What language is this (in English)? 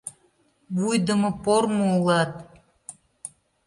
Mari